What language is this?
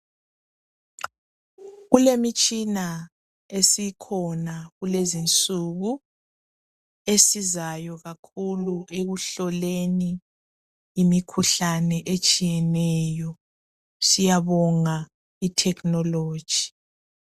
North Ndebele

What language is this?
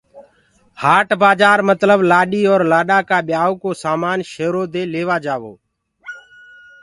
Gurgula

